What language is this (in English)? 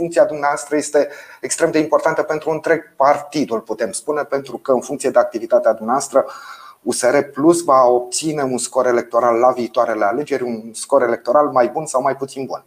Romanian